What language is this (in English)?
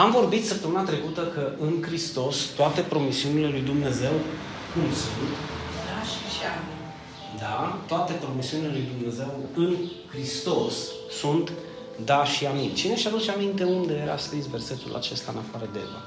Romanian